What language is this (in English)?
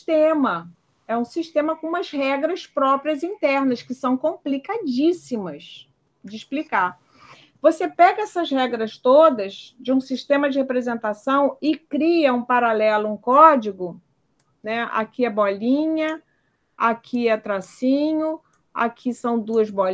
Portuguese